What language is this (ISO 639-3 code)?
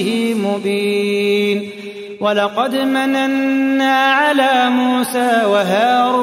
ara